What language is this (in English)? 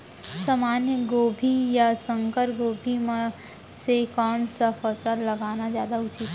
Chhattisgarhi